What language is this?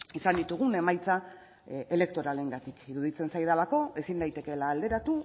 Basque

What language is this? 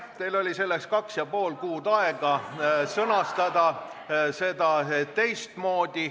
Estonian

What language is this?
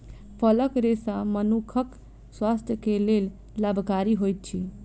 Maithili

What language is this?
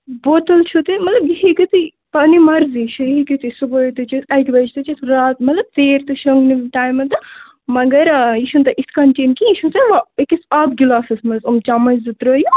Kashmiri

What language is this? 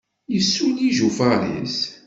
Kabyle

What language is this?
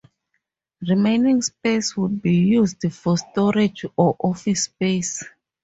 English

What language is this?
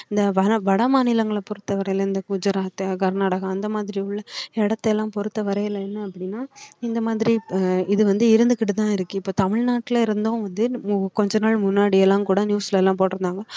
Tamil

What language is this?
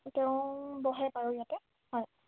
Assamese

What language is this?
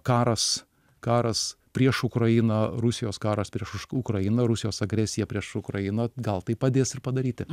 Lithuanian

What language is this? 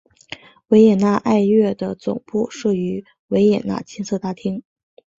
Chinese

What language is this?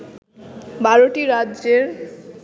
Bangla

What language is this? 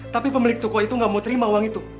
Indonesian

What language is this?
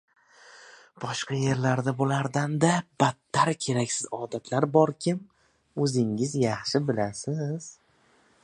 Uzbek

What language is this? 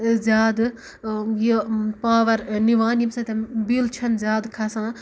Kashmiri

